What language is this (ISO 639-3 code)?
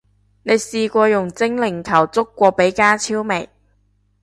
yue